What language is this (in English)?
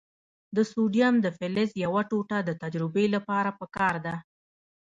Pashto